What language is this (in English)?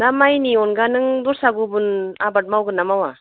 Bodo